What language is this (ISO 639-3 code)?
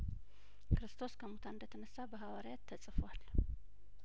amh